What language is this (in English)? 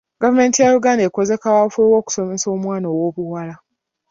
Ganda